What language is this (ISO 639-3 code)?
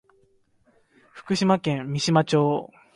jpn